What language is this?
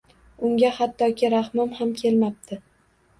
Uzbek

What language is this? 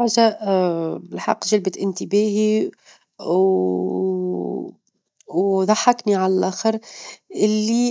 Tunisian Arabic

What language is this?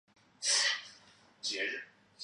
Chinese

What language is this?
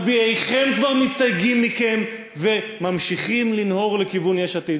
Hebrew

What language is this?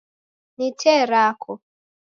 Taita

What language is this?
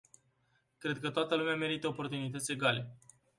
Romanian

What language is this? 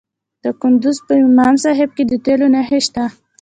Pashto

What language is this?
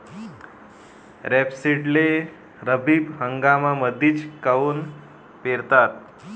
Marathi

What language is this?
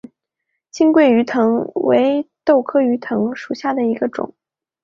Chinese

